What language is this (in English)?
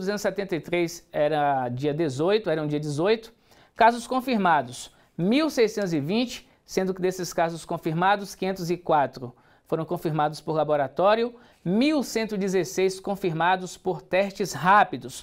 Portuguese